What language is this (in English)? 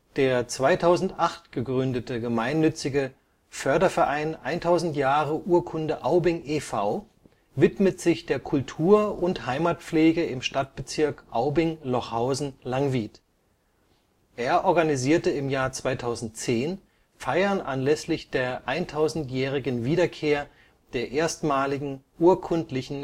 German